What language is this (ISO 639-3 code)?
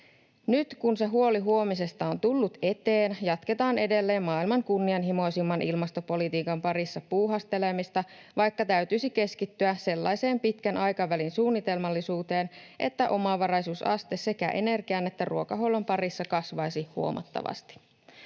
fin